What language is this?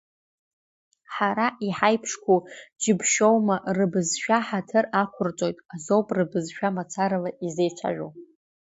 Abkhazian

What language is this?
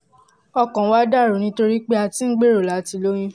Yoruba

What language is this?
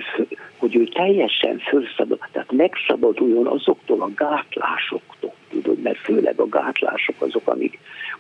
Hungarian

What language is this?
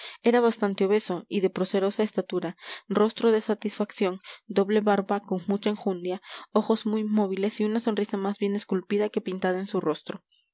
Spanish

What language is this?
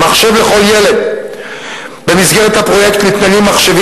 Hebrew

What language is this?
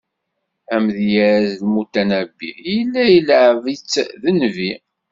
Kabyle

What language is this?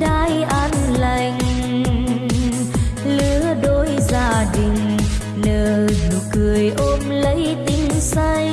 Vietnamese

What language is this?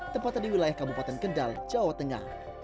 Indonesian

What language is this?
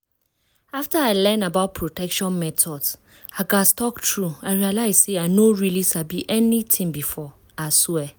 Nigerian Pidgin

